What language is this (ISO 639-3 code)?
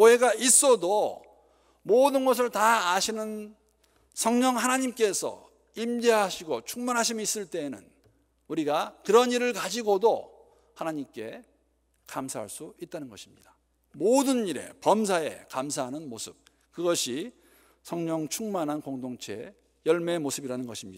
kor